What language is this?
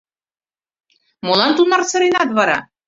Mari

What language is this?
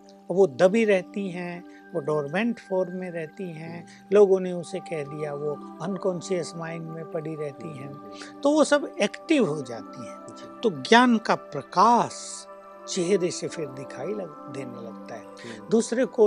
Hindi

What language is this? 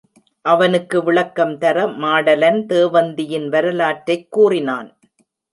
Tamil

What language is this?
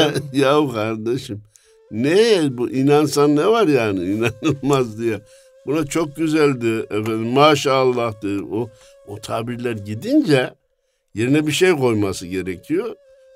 Turkish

